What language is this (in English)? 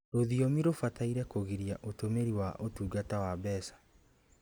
Kikuyu